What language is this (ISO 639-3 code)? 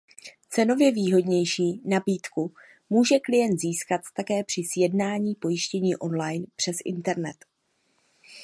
ces